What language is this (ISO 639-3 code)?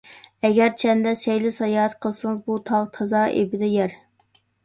uig